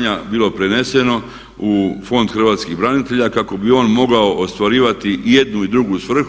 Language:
Croatian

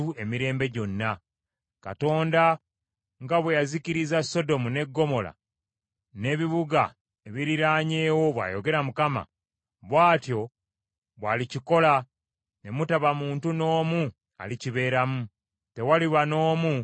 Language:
Ganda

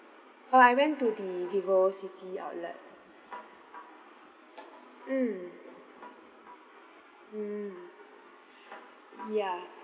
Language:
English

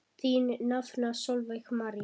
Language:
Icelandic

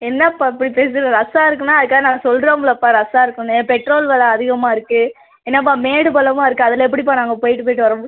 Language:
Tamil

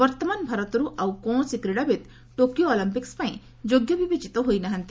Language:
Odia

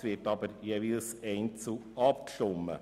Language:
Swiss German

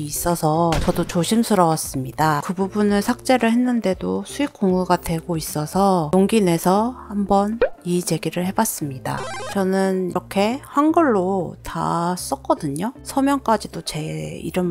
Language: Korean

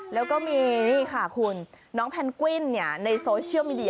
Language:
Thai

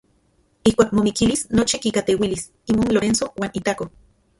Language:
Central Puebla Nahuatl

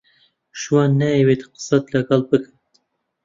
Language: Central Kurdish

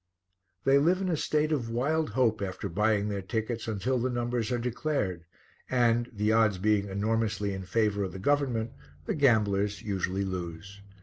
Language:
English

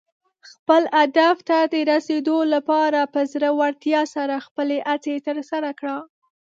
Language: Pashto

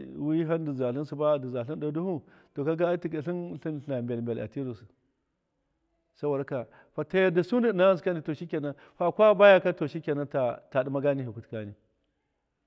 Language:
Miya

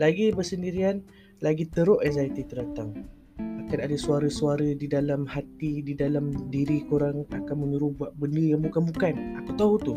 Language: Malay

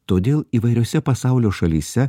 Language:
Lithuanian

